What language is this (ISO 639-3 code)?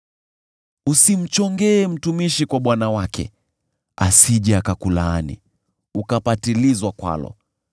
swa